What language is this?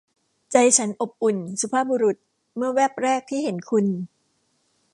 Thai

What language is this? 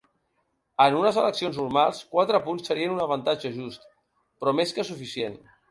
Catalan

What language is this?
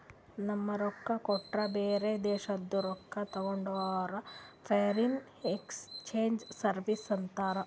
Kannada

